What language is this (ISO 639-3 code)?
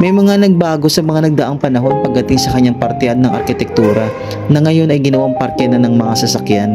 fil